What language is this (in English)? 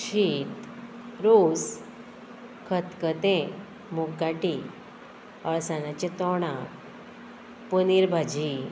Konkani